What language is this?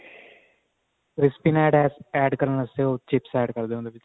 Punjabi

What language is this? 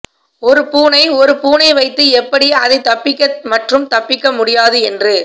Tamil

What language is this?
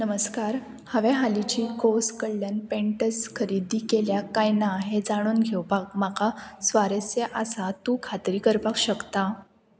Konkani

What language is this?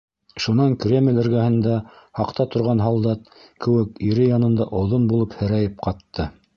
Bashkir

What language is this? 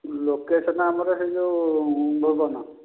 Odia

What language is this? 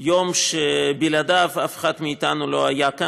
Hebrew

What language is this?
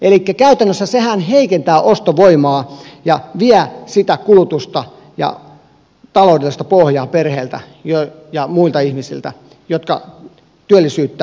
Finnish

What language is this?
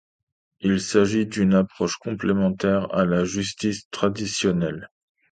French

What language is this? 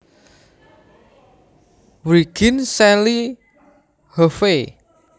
Javanese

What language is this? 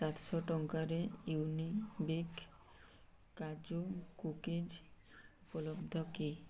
Odia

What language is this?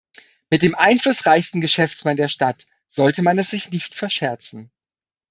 German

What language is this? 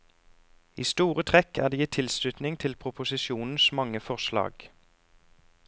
Norwegian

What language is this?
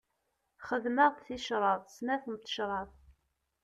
Kabyle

